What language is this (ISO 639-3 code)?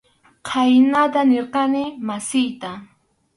qxu